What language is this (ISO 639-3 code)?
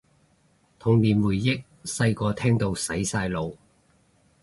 yue